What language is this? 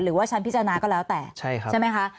Thai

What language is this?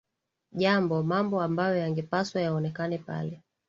Swahili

